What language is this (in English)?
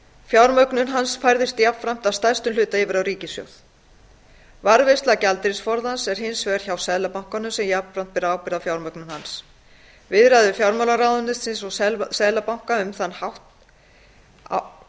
Icelandic